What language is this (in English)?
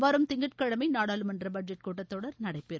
Tamil